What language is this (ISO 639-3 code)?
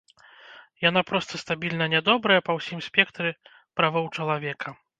bel